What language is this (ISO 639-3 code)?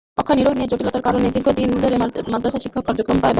ben